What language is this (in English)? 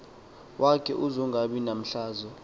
Xhosa